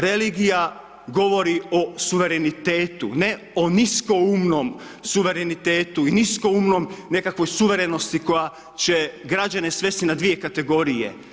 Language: Croatian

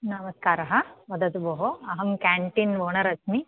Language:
Sanskrit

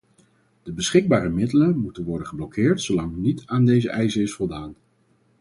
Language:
Dutch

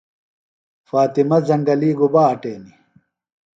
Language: Phalura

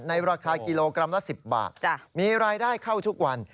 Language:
Thai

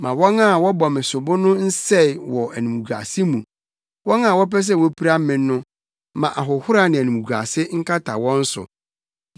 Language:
Akan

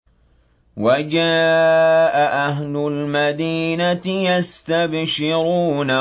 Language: Arabic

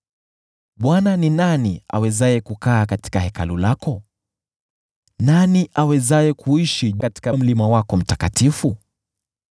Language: Swahili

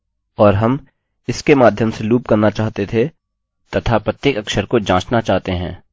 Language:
Hindi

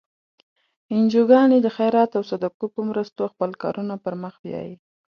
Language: Pashto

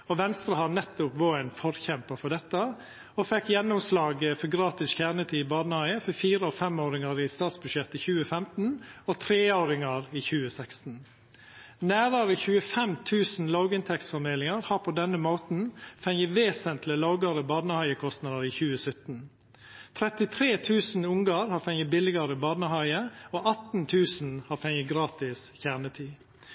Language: Norwegian Nynorsk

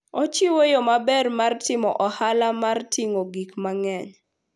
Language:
Luo (Kenya and Tanzania)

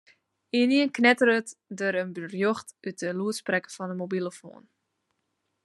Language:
Western Frisian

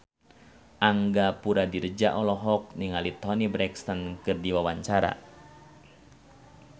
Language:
Sundanese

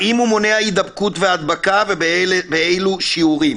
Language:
Hebrew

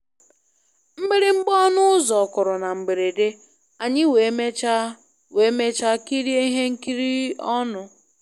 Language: Igbo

